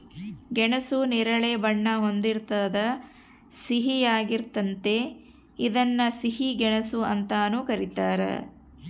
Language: Kannada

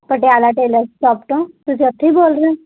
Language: Punjabi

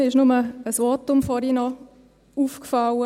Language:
Swiss German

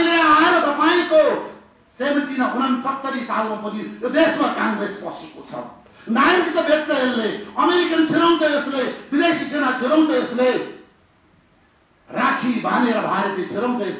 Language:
Indonesian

